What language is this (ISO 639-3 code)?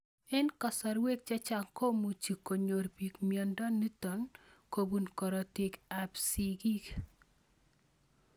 kln